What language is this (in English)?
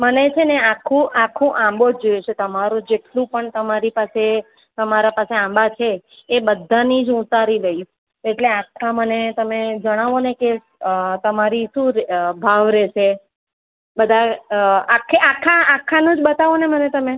Gujarati